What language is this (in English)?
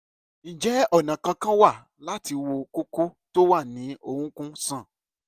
Yoruba